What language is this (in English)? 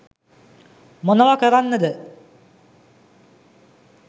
Sinhala